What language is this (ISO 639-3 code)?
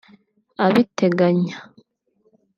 kin